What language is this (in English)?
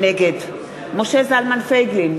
Hebrew